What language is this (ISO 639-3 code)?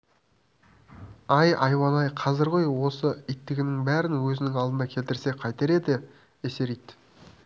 kaz